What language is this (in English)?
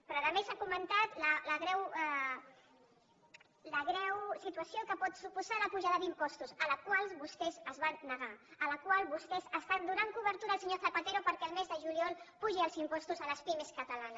Catalan